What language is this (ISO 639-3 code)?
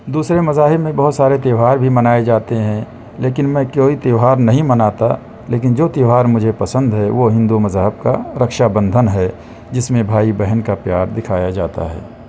urd